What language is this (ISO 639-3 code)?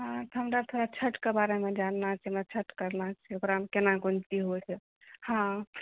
mai